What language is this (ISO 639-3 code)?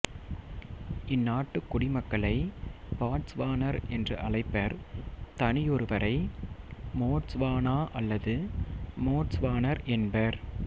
tam